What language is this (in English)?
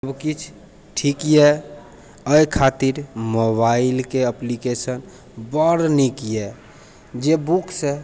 Maithili